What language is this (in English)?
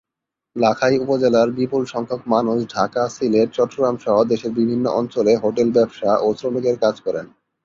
Bangla